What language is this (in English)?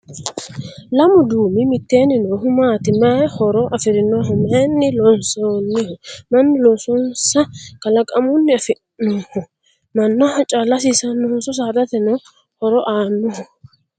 Sidamo